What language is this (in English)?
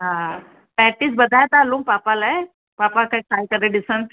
Sindhi